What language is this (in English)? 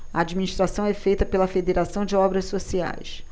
Portuguese